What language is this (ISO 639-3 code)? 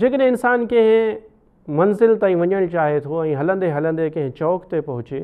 hin